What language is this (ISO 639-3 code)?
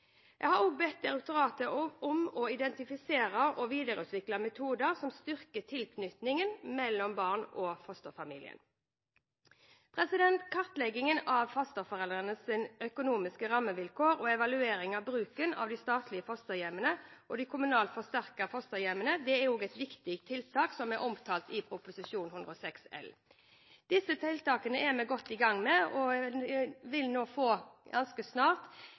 nob